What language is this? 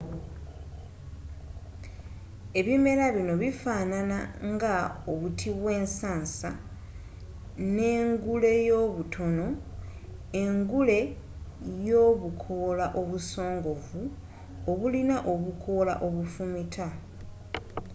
Ganda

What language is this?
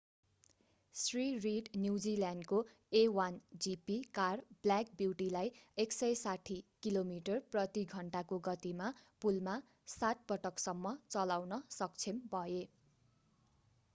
Nepali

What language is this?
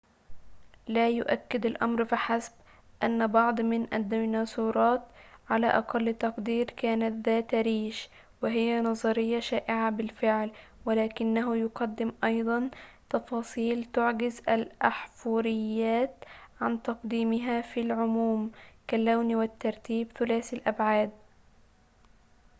Arabic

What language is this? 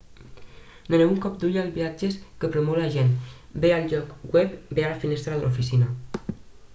Catalan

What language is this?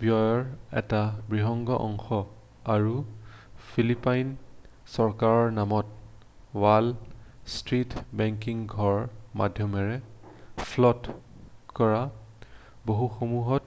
Assamese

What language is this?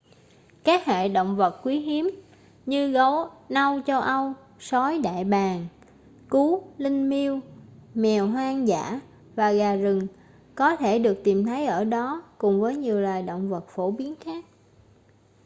Vietnamese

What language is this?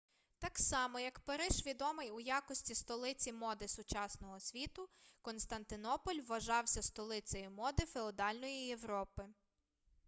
Ukrainian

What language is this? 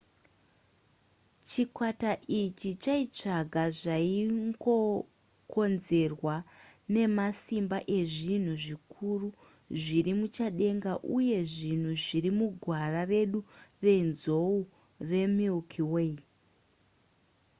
Shona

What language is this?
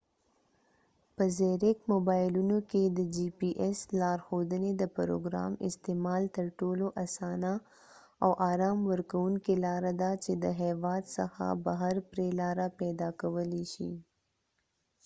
Pashto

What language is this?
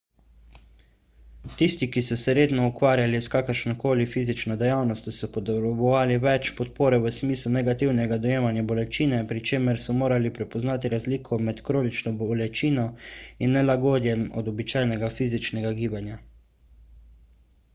Slovenian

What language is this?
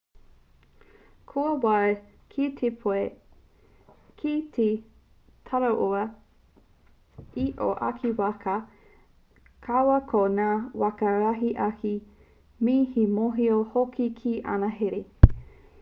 Māori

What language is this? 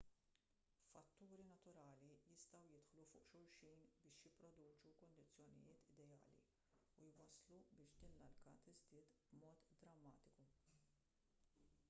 Maltese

